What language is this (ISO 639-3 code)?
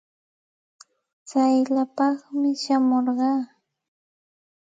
qxt